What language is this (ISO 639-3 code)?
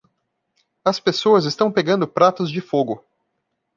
por